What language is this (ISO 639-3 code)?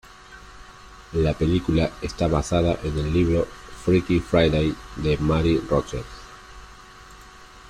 spa